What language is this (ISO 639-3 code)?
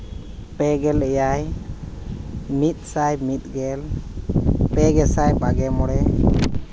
sat